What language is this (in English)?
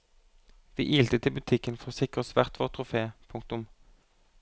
Norwegian